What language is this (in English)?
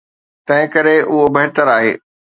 Sindhi